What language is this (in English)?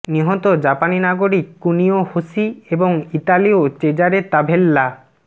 Bangla